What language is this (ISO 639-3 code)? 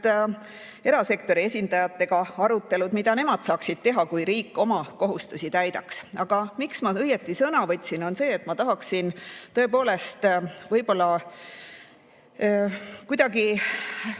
est